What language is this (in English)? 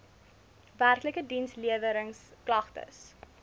Afrikaans